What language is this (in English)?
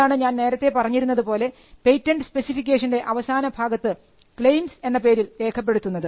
Malayalam